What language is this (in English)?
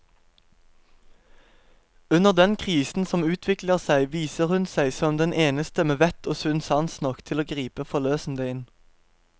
Norwegian